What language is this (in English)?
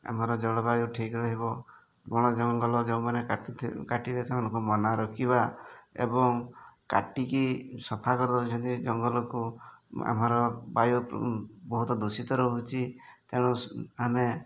Odia